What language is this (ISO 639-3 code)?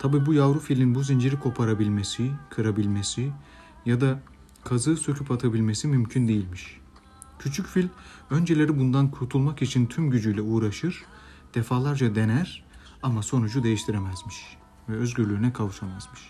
tur